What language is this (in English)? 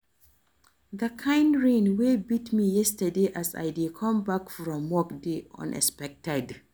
Nigerian Pidgin